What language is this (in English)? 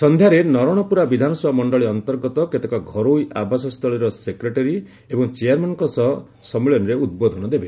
Odia